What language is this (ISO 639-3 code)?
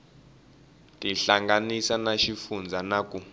tso